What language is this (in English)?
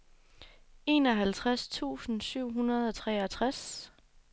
Danish